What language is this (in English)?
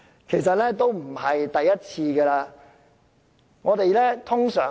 Cantonese